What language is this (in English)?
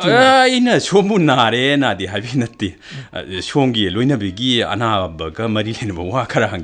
Korean